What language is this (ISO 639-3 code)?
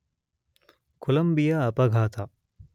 kan